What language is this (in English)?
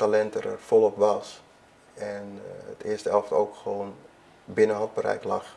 Dutch